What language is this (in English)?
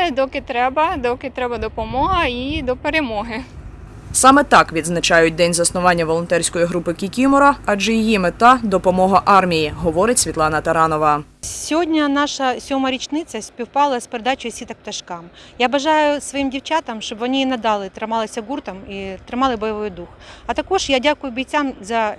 Ukrainian